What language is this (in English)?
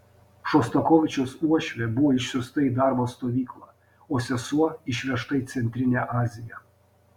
Lithuanian